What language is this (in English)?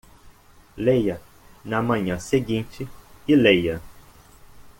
Portuguese